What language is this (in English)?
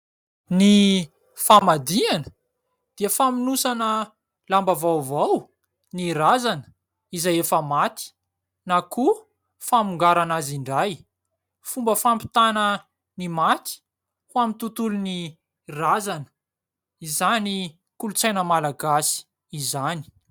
Malagasy